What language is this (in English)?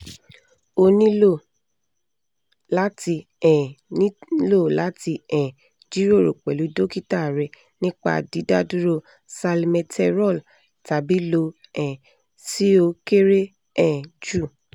Yoruba